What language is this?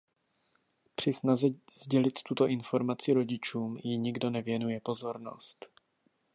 Czech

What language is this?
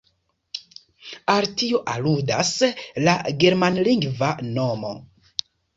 Esperanto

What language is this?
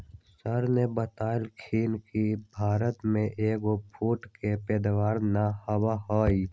Magahi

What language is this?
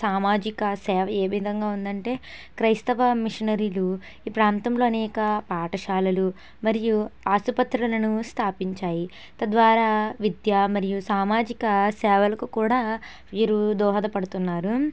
Telugu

